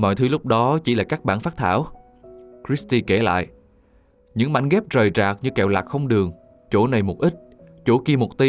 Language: Vietnamese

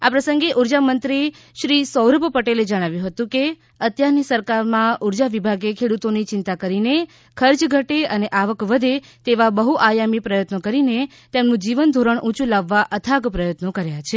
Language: Gujarati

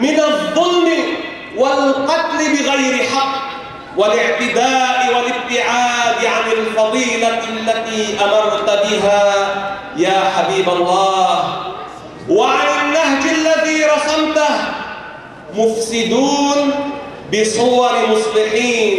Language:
Arabic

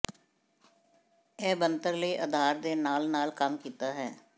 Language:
Punjabi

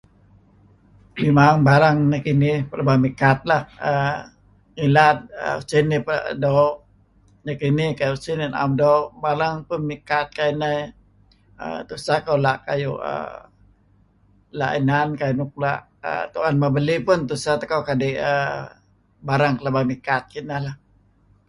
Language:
Kelabit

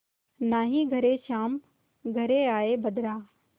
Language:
Hindi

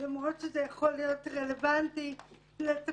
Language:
Hebrew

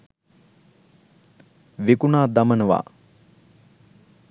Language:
Sinhala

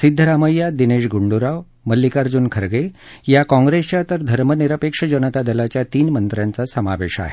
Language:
Marathi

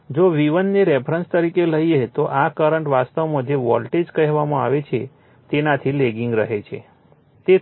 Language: Gujarati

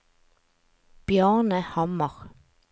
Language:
Norwegian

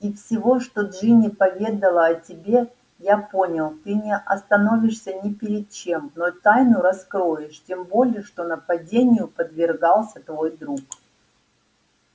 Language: Russian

